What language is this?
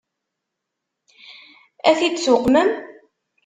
Kabyle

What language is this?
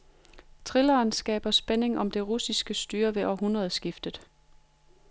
Danish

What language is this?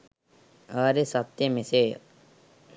Sinhala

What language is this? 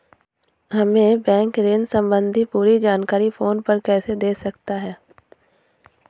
Hindi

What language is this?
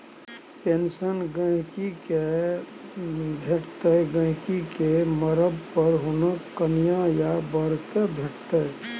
Maithili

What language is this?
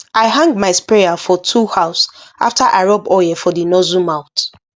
Nigerian Pidgin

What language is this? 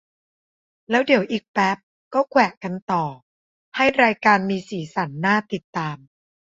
Thai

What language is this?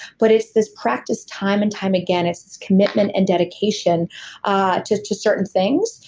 English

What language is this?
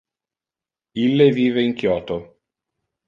Interlingua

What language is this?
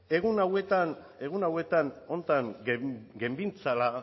Basque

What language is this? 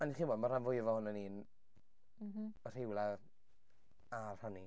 Welsh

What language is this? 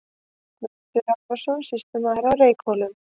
Icelandic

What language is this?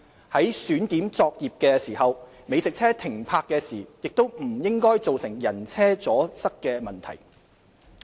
Cantonese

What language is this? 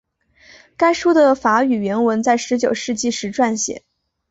Chinese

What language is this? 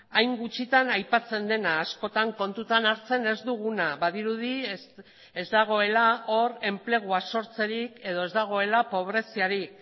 Basque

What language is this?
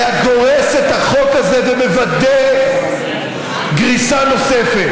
Hebrew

